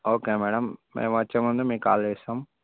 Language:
Telugu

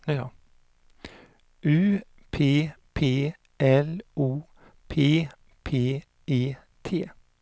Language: Swedish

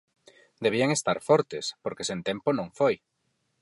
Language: Galician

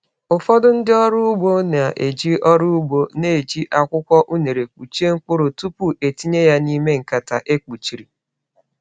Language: Igbo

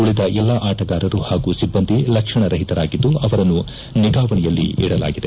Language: Kannada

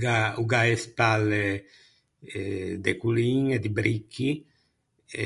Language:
Ligurian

